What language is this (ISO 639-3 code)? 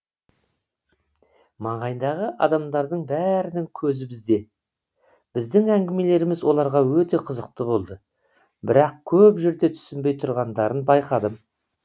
kaz